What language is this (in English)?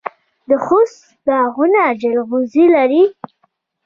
Pashto